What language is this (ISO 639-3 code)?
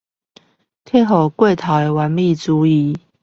zho